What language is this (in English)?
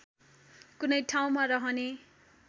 Nepali